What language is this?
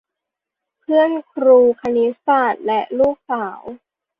Thai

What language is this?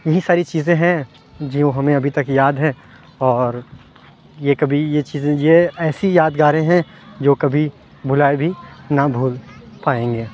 Urdu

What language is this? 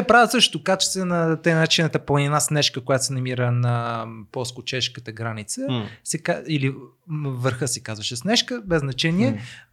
Bulgarian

